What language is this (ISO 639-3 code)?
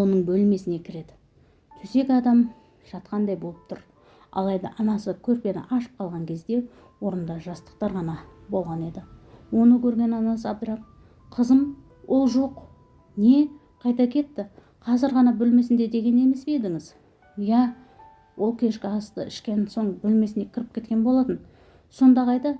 tur